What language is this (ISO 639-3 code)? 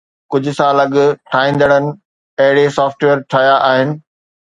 snd